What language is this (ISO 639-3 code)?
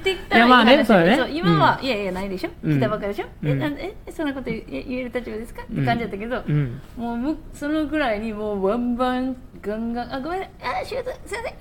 jpn